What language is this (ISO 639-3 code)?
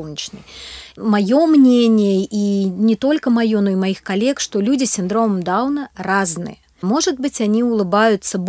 rus